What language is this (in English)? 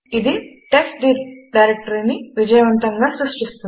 Telugu